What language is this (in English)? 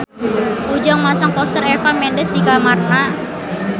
Sundanese